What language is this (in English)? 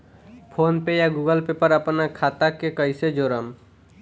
Bhojpuri